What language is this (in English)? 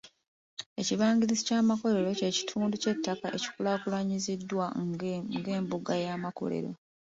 Ganda